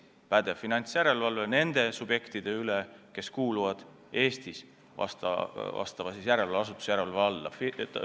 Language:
Estonian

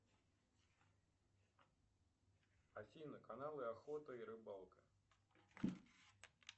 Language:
Russian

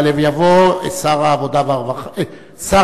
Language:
Hebrew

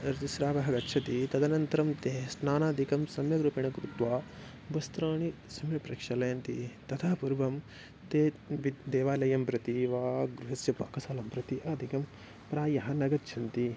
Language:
Sanskrit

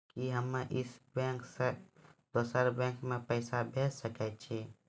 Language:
Maithili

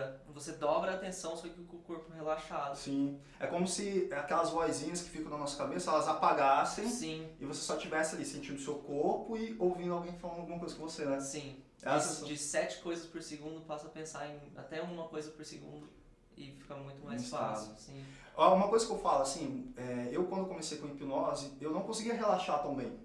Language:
Portuguese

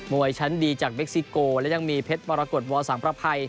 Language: Thai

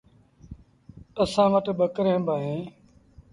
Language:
Sindhi Bhil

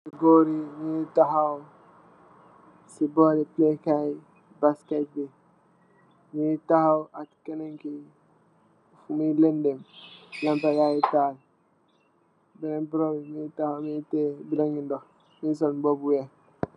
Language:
Wolof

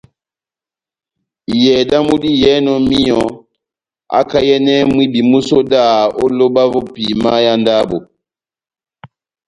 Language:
Batanga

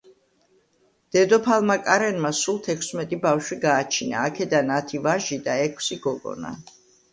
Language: Georgian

